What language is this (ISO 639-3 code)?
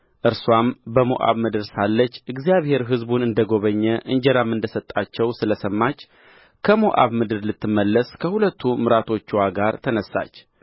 amh